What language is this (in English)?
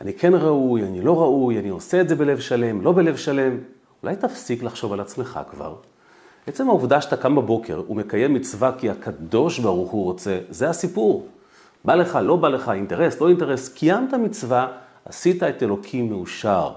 Hebrew